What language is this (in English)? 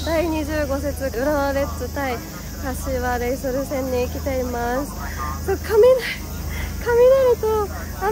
Japanese